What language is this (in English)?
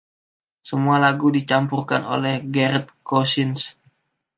Indonesian